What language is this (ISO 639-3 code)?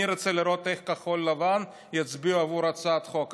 heb